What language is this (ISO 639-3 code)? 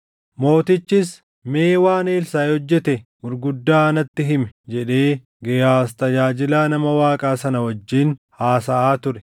orm